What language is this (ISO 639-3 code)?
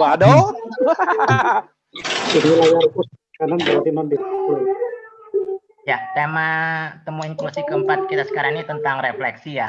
ind